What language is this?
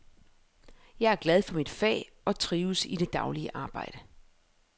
Danish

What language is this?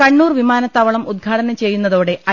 Malayalam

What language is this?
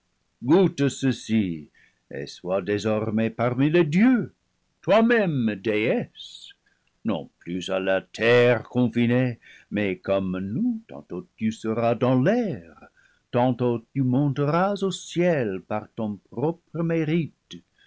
French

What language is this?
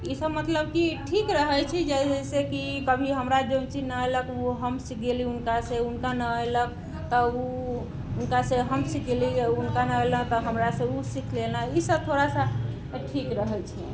Maithili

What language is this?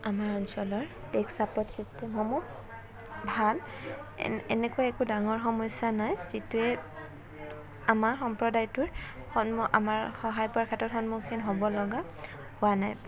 Assamese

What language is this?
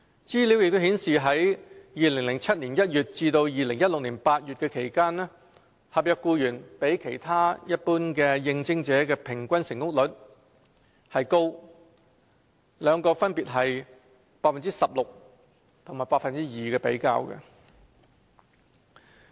Cantonese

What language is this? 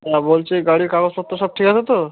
Bangla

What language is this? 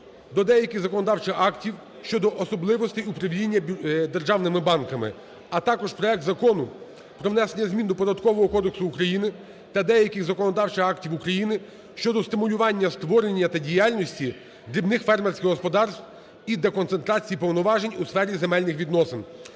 Ukrainian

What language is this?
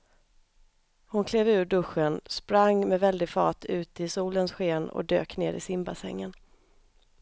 Swedish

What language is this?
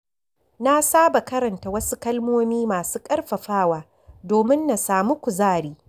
Hausa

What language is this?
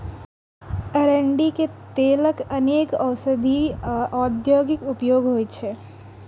Maithili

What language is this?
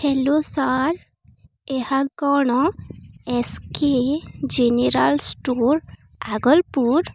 Odia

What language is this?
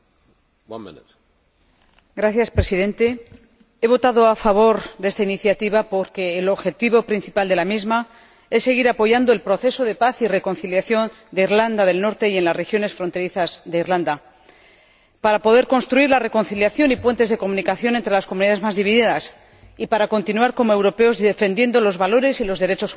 Spanish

